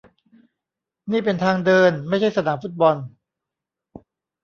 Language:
Thai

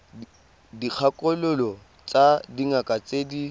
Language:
Tswana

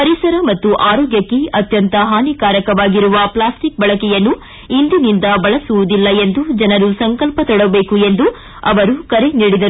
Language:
Kannada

